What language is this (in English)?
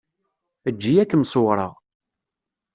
Kabyle